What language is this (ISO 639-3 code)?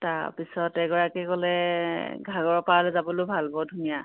asm